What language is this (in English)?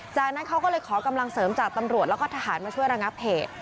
Thai